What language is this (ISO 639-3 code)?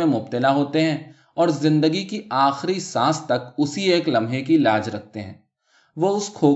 urd